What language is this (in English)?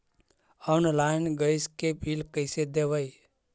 Magahi